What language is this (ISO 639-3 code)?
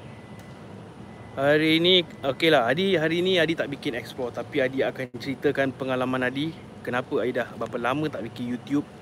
msa